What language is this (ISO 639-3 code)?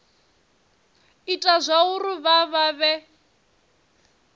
ven